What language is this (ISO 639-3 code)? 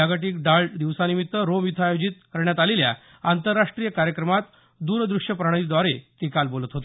mar